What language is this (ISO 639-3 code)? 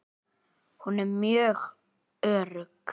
isl